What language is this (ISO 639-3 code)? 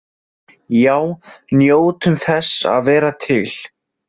isl